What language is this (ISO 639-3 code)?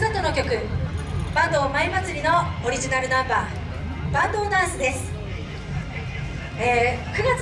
jpn